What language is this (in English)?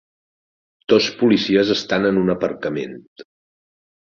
Catalan